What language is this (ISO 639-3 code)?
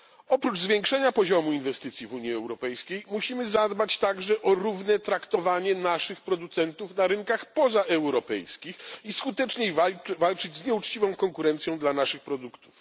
pol